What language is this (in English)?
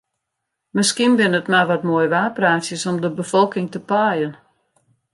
Western Frisian